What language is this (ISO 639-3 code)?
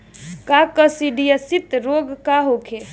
bho